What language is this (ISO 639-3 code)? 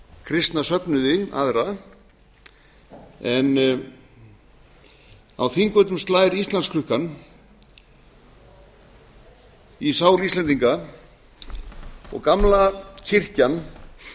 isl